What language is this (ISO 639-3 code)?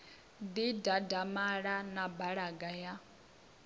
ven